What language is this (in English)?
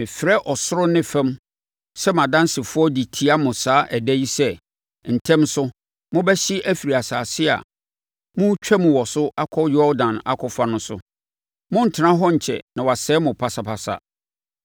Akan